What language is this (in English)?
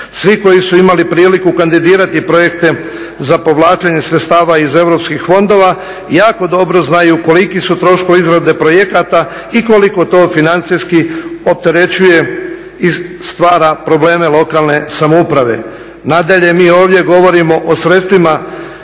Croatian